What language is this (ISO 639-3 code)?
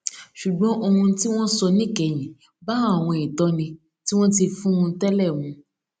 yor